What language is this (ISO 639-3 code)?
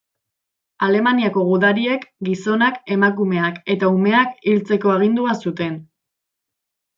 eus